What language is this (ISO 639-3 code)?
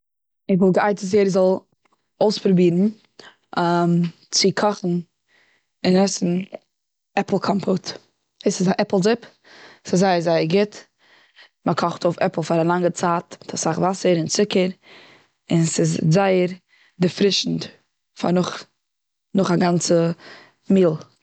yid